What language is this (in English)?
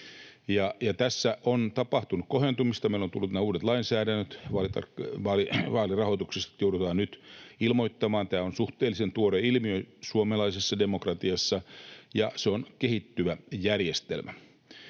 Finnish